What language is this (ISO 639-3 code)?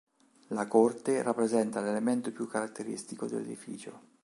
ita